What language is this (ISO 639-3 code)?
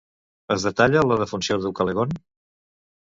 cat